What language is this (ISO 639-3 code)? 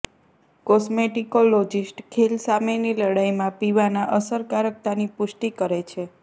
guj